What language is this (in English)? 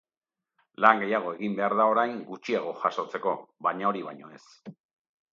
Basque